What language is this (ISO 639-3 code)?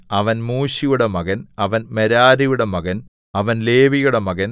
mal